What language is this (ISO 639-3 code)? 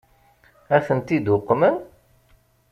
kab